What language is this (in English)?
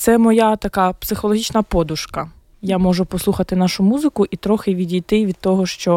Ukrainian